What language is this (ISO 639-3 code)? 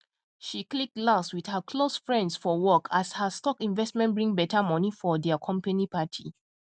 pcm